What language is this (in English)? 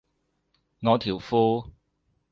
Cantonese